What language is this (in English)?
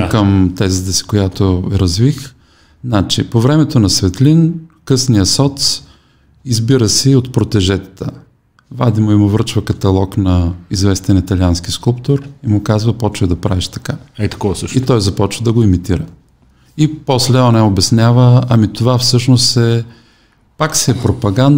Bulgarian